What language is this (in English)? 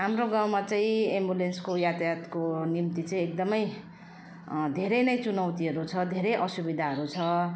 Nepali